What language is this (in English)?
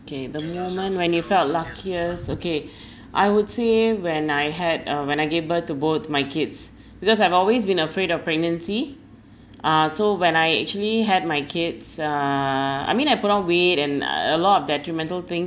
English